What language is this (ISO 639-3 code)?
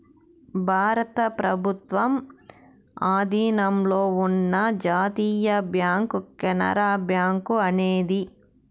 tel